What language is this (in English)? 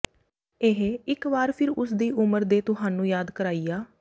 Punjabi